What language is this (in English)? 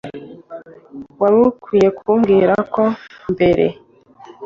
Kinyarwanda